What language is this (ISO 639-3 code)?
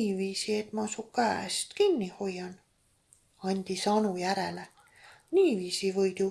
est